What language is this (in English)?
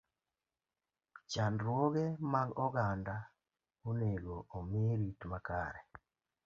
Luo (Kenya and Tanzania)